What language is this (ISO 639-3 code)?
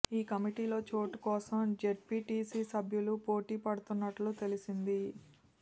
tel